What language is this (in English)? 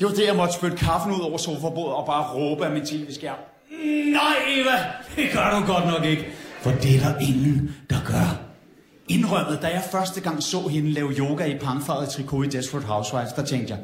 Danish